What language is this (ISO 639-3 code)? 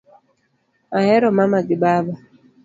luo